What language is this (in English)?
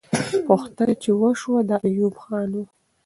Pashto